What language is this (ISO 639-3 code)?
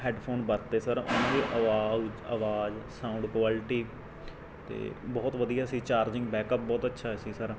pan